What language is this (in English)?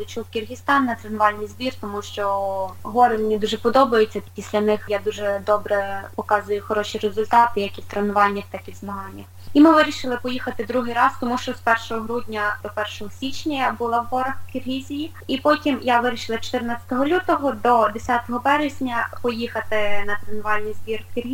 Ukrainian